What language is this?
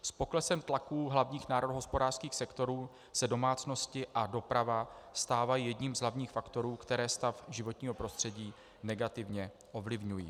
Czech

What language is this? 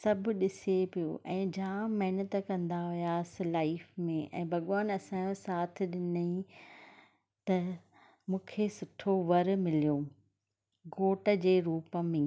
Sindhi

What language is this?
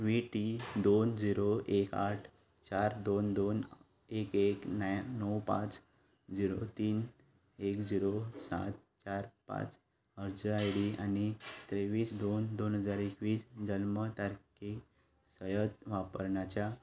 Konkani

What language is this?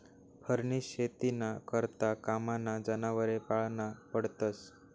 Marathi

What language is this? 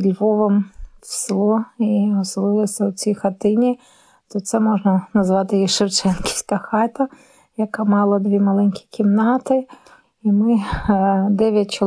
Ukrainian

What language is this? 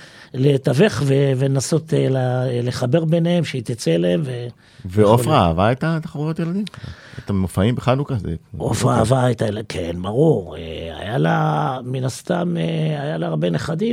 Hebrew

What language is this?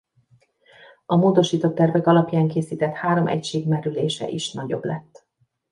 Hungarian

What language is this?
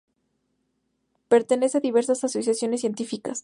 Spanish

